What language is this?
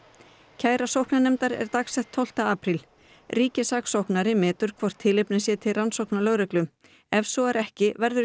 Icelandic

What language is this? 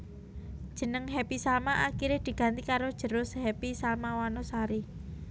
Javanese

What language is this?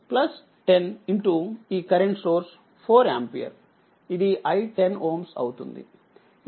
Telugu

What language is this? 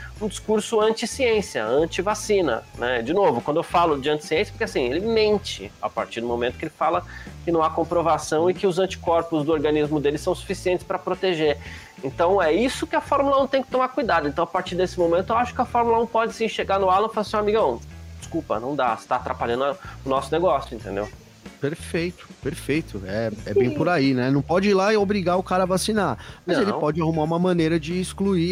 Portuguese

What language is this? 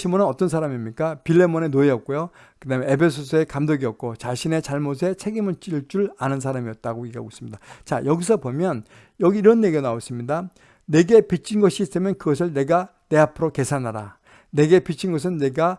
Korean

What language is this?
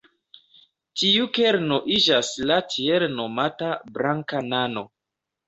Esperanto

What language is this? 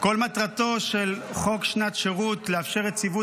Hebrew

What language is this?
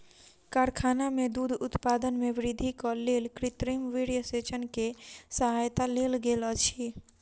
Maithili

